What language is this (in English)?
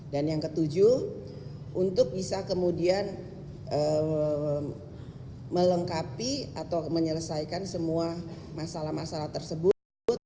Indonesian